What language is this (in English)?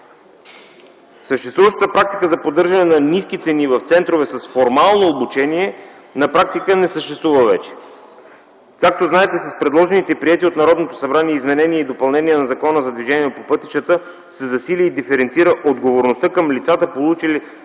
Bulgarian